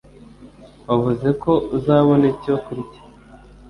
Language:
Kinyarwanda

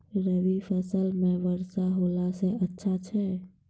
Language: Maithili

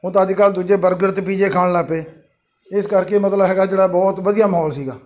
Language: Punjabi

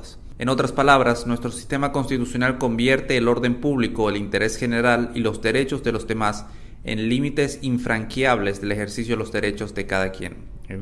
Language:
Spanish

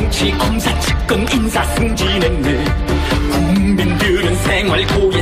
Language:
Korean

